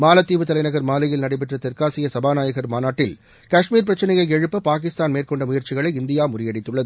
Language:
Tamil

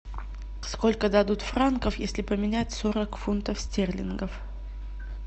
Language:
Russian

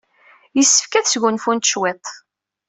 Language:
Kabyle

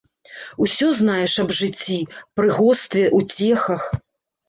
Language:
Belarusian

